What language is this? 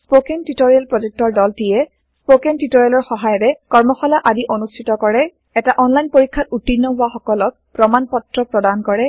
Assamese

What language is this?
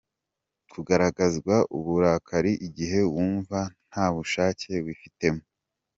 Kinyarwanda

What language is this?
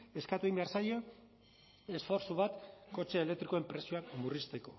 Basque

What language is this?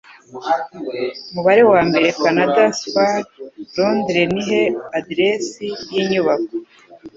Kinyarwanda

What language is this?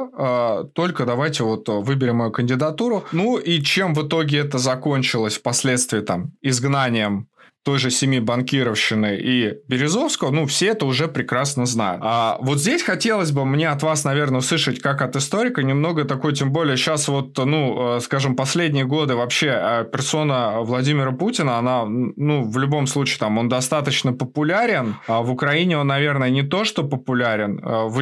Russian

